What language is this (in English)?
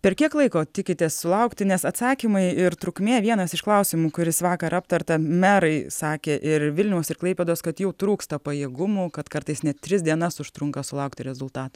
Lithuanian